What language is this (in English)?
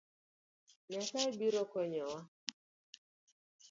Luo (Kenya and Tanzania)